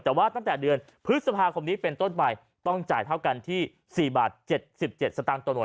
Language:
Thai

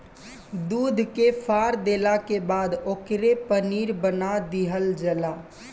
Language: Bhojpuri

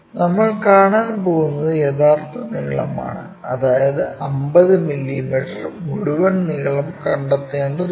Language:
Malayalam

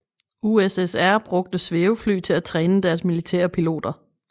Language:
Danish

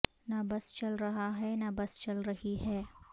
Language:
Urdu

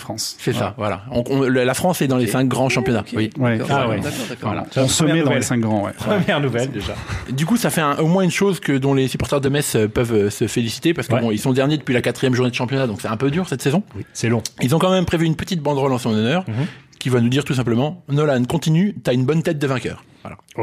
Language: French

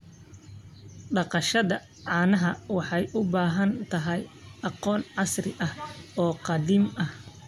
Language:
Somali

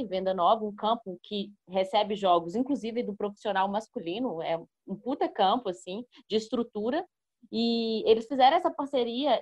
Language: Portuguese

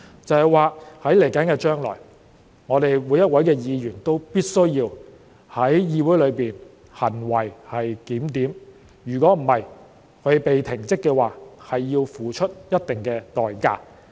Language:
Cantonese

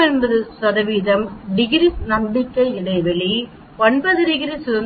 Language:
Tamil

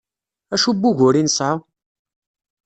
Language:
Kabyle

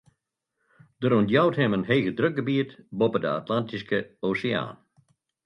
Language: Western Frisian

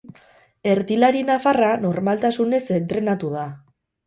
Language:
Basque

